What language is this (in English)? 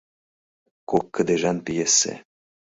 Mari